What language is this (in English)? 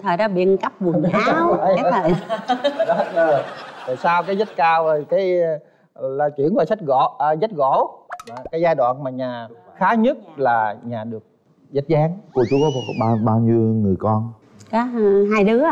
Vietnamese